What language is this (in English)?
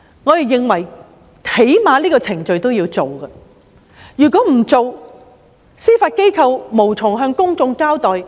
Cantonese